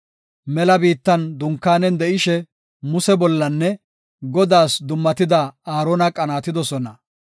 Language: Gofa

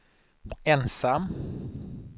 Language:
Swedish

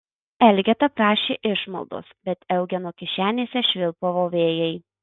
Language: Lithuanian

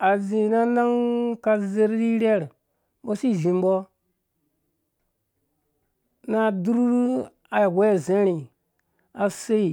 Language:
Dũya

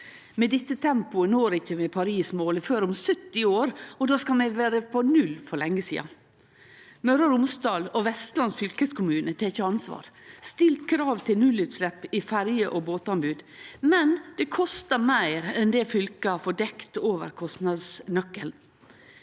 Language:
Norwegian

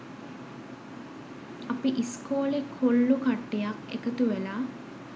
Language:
Sinhala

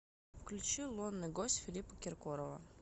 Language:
Russian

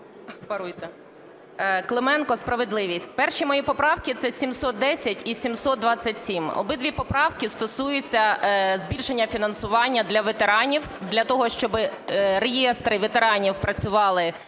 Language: Ukrainian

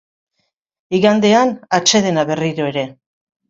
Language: Basque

